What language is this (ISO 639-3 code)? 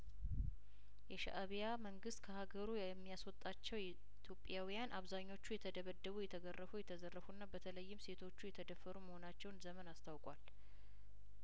amh